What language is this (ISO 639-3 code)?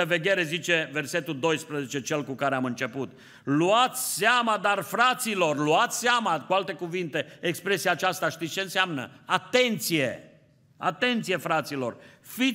ron